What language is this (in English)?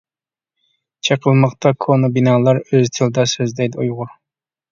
Uyghur